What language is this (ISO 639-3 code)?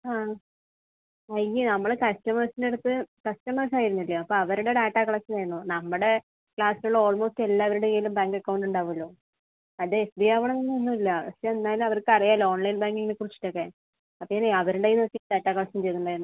mal